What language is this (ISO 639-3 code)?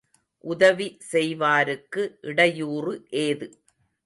tam